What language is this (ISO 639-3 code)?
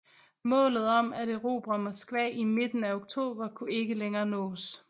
dan